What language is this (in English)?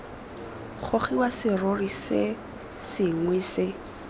Tswana